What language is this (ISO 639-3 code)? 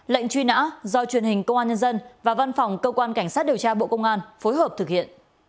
vie